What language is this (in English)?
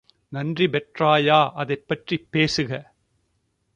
Tamil